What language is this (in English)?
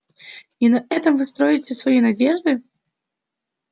Russian